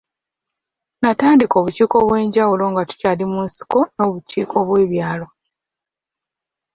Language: Ganda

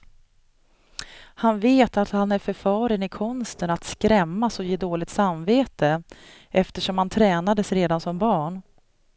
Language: Swedish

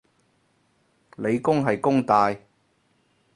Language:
Cantonese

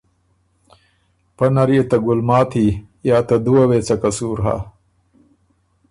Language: Ormuri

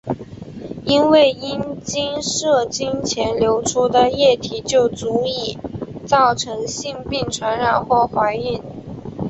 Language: Chinese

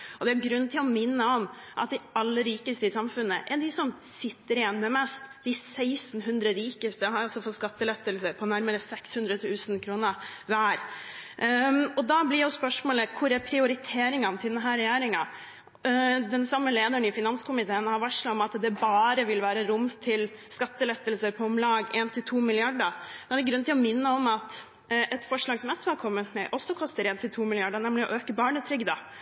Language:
Norwegian Bokmål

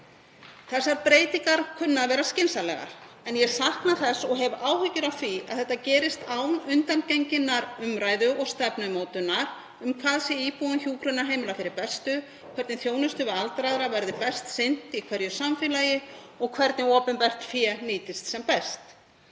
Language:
Icelandic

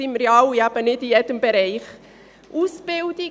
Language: Swiss German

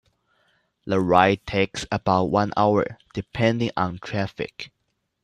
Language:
English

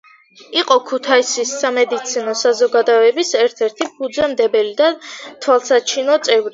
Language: Georgian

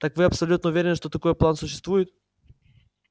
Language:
Russian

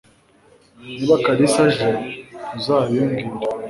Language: Kinyarwanda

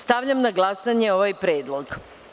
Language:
Serbian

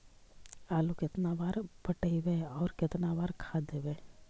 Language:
Magahi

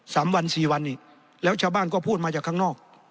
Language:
Thai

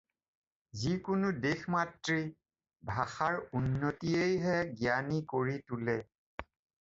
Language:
Assamese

